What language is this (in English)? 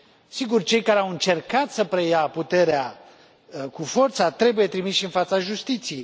Romanian